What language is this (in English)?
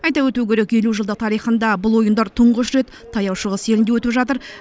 Kazakh